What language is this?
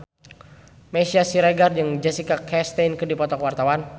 Sundanese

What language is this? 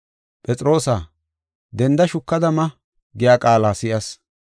Gofa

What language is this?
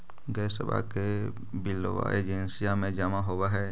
Magahi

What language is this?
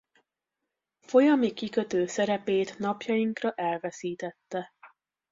Hungarian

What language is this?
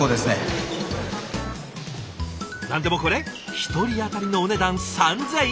Japanese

